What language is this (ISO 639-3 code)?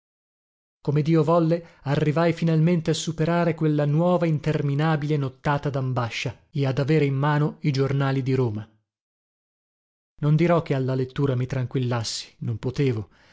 ita